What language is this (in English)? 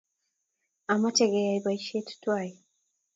Kalenjin